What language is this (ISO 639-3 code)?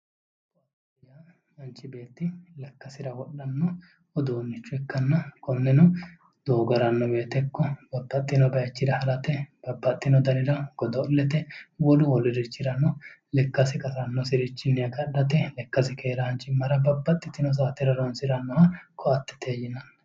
sid